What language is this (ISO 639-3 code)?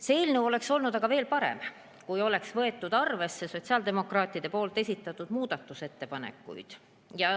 est